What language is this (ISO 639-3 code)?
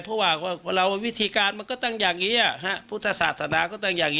tha